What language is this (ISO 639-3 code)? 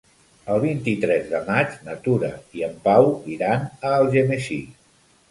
cat